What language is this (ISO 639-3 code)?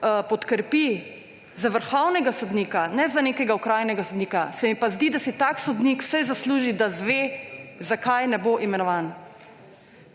slv